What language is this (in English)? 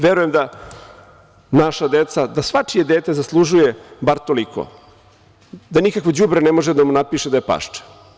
Serbian